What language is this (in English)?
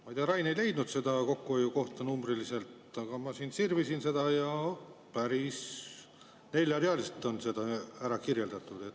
Estonian